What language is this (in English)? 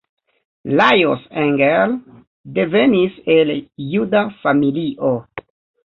Esperanto